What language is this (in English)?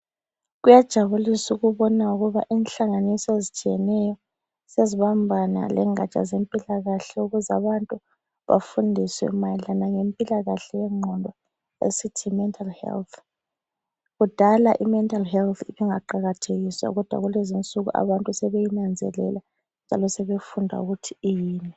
North Ndebele